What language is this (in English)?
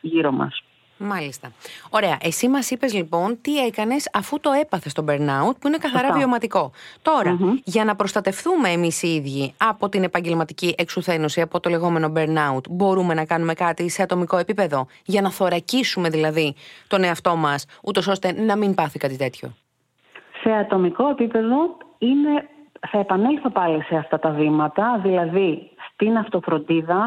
Greek